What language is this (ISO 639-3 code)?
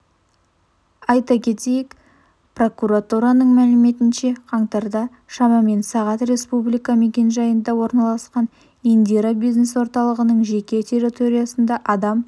kaz